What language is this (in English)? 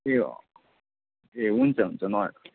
Nepali